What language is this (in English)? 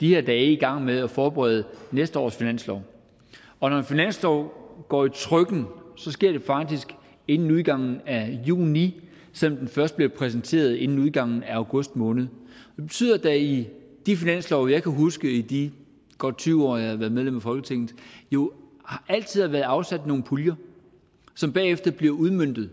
Danish